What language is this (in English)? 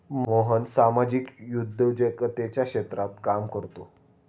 Marathi